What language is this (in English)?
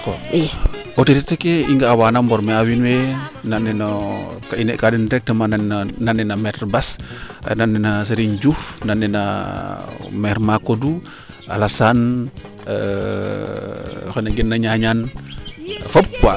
Serer